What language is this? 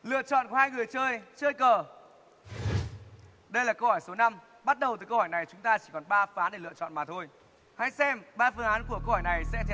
Vietnamese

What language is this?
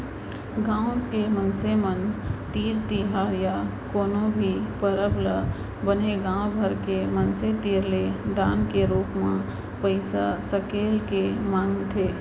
Chhattisgarhi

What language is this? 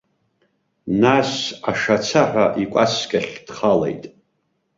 Abkhazian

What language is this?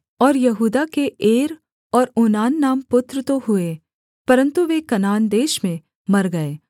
Hindi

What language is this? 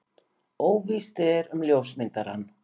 Icelandic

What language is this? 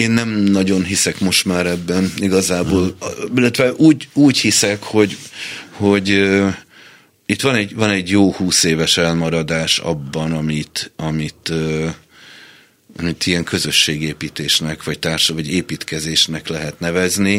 Hungarian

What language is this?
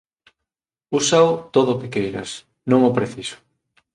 Galician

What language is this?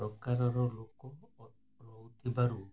Odia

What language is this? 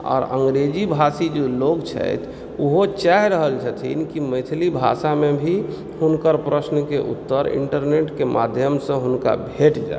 Maithili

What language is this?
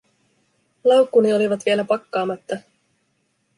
Finnish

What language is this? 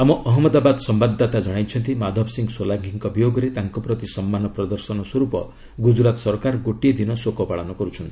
Odia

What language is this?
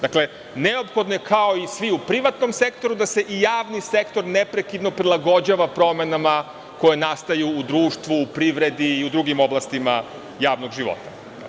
Serbian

